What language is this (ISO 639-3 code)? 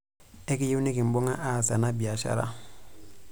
mas